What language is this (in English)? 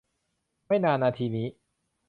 Thai